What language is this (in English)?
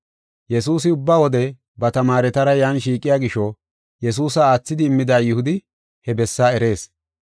Gofa